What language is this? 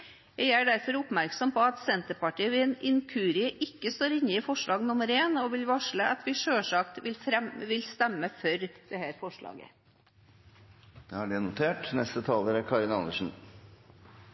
Norwegian Bokmål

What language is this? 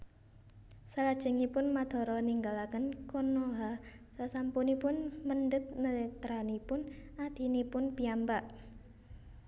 Javanese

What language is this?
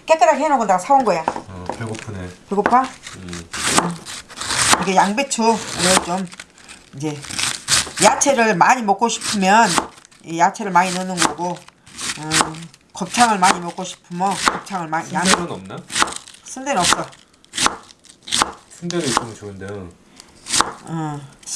Korean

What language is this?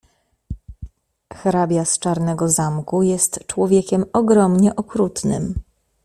Polish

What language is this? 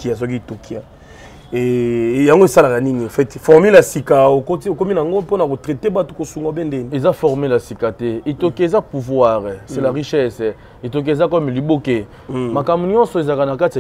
French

